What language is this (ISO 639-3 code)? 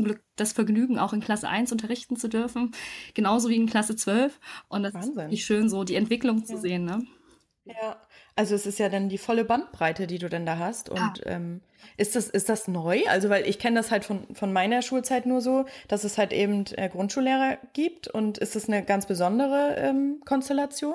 deu